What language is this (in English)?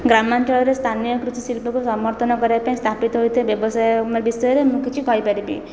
Odia